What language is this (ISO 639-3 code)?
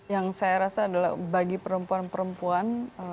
ind